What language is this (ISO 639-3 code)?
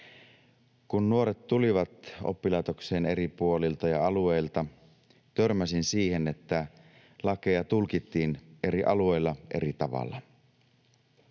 fin